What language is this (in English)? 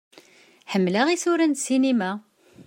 Kabyle